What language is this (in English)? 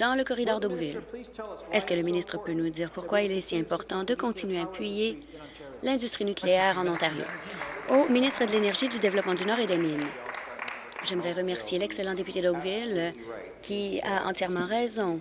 French